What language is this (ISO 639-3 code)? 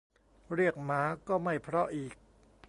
tha